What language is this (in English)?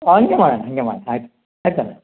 Kannada